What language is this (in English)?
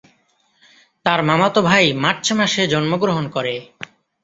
Bangla